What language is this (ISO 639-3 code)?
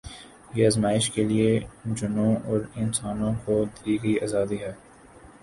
urd